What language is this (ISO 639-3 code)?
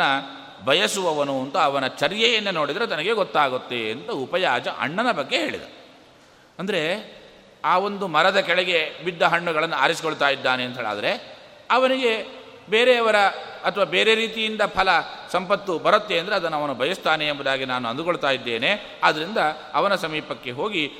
kan